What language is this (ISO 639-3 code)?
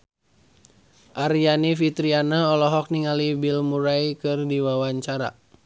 sun